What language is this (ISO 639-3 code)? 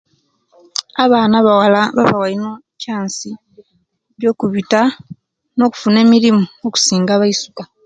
lke